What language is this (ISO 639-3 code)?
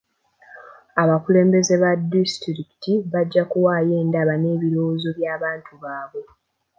lug